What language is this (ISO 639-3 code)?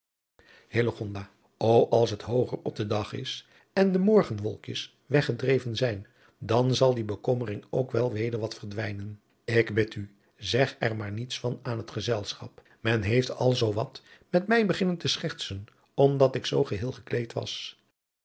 nld